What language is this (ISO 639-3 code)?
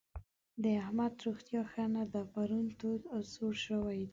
pus